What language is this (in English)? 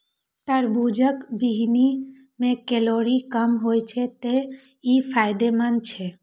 Maithili